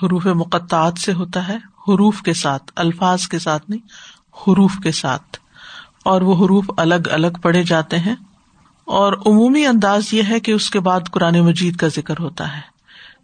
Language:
Urdu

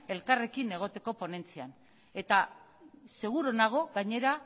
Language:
Basque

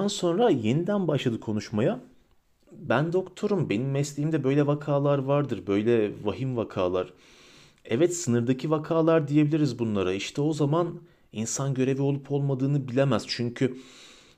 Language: Turkish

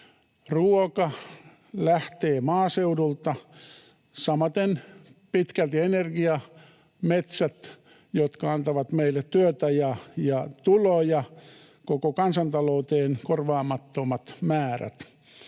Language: Finnish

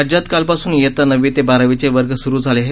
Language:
Marathi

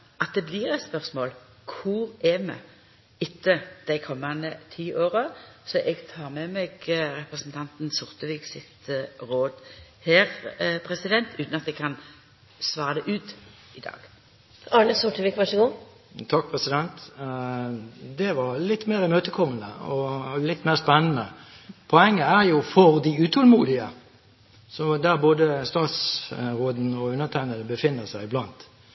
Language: Norwegian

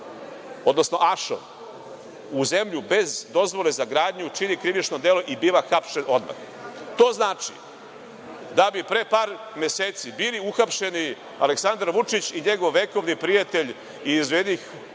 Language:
Serbian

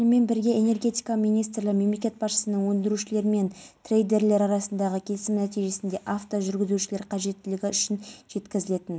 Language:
Kazakh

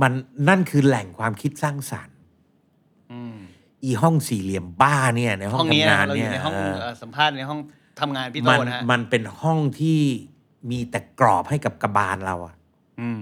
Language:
Thai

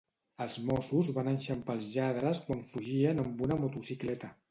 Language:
Catalan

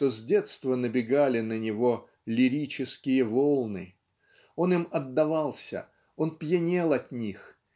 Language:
Russian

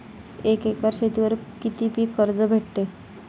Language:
Marathi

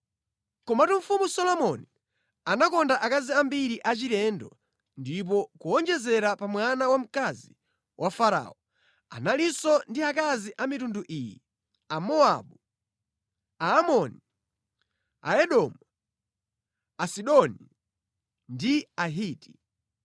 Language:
Nyanja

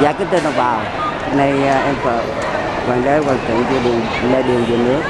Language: Vietnamese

